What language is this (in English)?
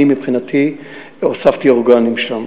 Hebrew